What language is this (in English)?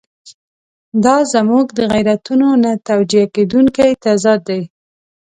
Pashto